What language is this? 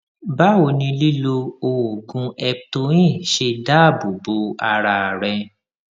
Yoruba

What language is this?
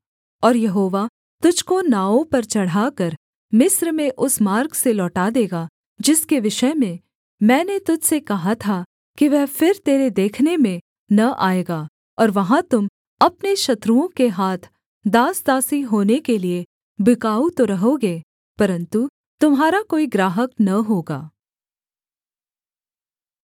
Hindi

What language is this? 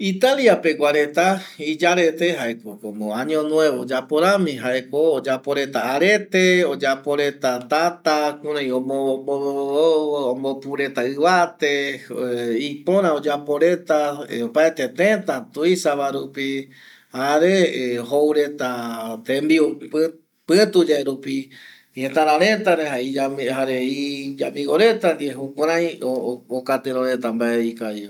Eastern Bolivian Guaraní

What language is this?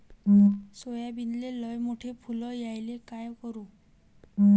Marathi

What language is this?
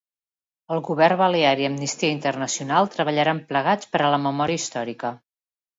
Catalan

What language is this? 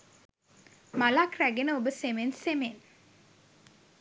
Sinhala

